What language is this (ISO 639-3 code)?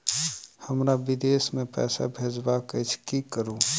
mai